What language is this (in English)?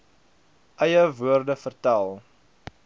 Afrikaans